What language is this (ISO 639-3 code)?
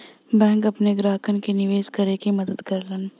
bho